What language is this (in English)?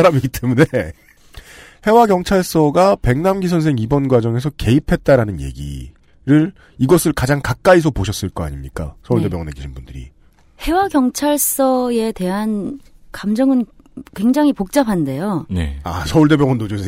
Korean